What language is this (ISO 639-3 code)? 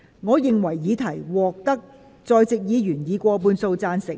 yue